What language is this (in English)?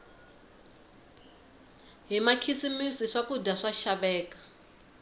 Tsonga